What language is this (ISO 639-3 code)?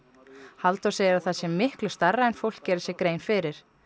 isl